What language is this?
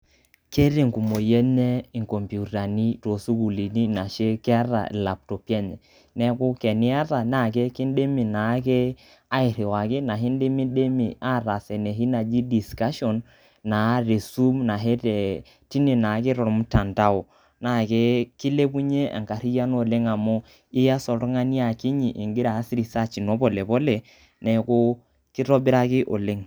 Masai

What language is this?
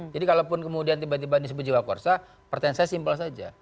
Indonesian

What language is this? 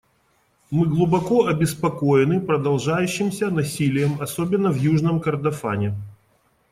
Russian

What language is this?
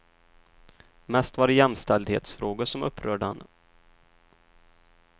Swedish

